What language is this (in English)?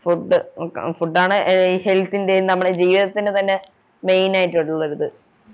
Malayalam